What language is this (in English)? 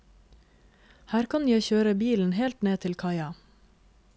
Norwegian